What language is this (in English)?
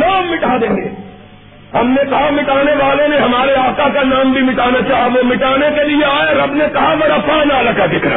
Urdu